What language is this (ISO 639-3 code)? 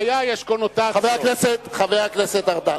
heb